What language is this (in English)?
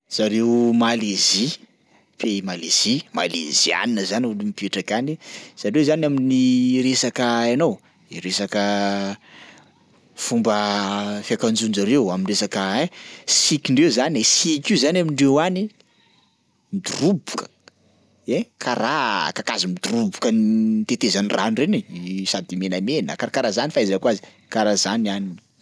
Sakalava Malagasy